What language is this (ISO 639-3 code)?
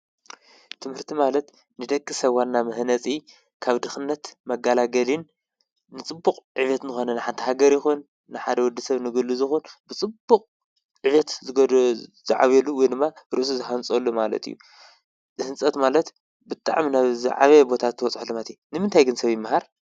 tir